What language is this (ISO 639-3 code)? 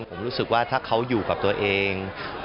tha